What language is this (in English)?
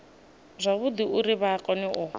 Venda